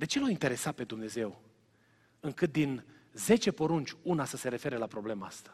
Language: Romanian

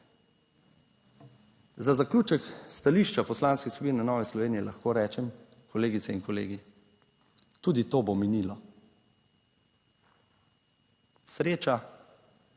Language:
Slovenian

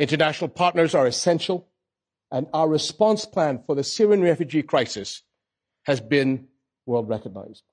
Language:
Arabic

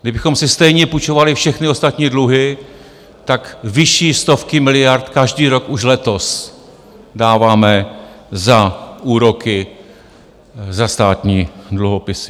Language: Czech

